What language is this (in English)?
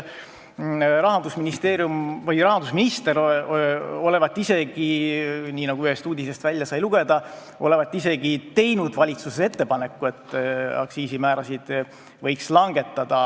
Estonian